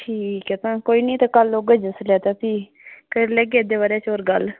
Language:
Dogri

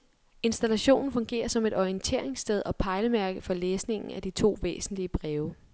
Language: Danish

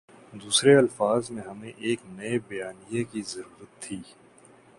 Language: Urdu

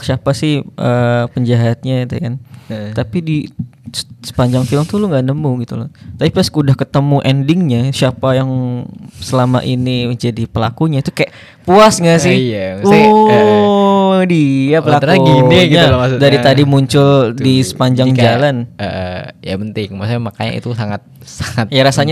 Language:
Indonesian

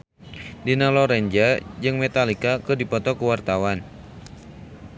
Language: Sundanese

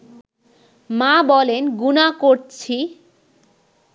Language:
Bangla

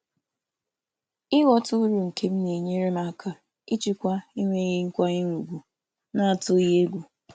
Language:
Igbo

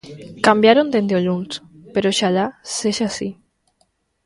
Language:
Galician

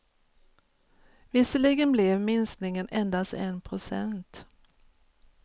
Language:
Swedish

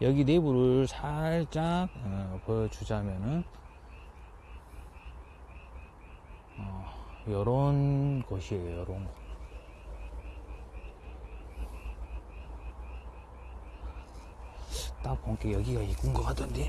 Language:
Korean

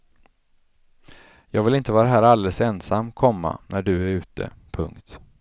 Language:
Swedish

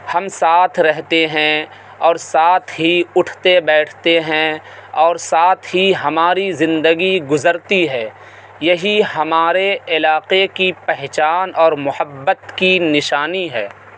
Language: Urdu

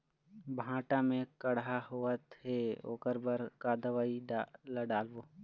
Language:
Chhattisgarhi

